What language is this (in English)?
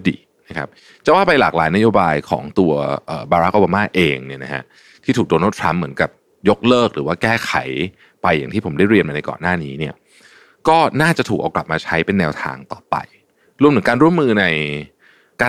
Thai